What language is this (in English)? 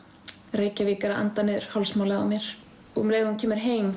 Icelandic